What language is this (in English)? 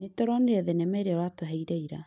Kikuyu